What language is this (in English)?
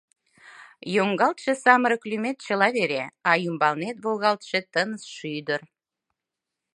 Mari